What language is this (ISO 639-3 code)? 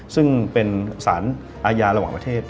tha